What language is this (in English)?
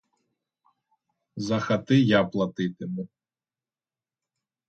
Ukrainian